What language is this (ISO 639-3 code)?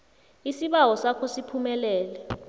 nbl